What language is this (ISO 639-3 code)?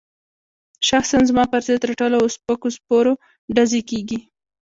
pus